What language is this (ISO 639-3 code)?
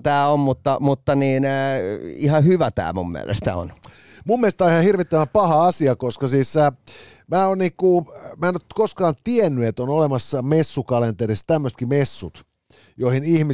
fin